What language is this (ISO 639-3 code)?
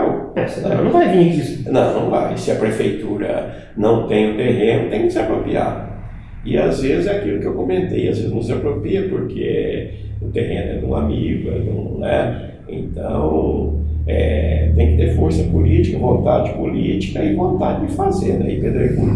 por